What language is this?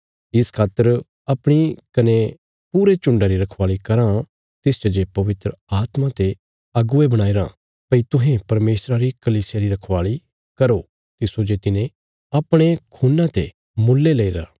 Bilaspuri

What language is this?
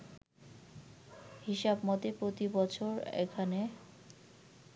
Bangla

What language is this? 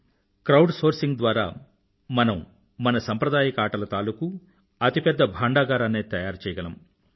Telugu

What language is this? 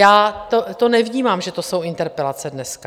Czech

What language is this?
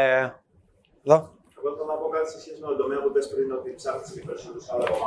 Greek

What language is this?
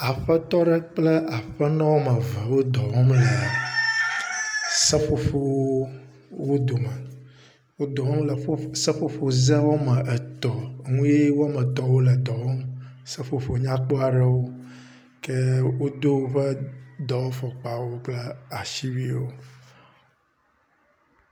Ewe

